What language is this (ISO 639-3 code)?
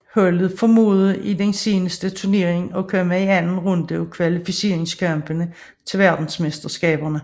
dan